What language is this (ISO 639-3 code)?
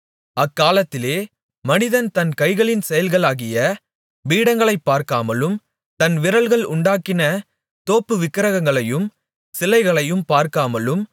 tam